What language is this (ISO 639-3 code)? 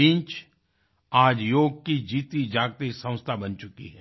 hin